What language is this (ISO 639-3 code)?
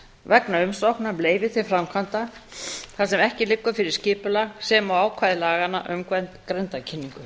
isl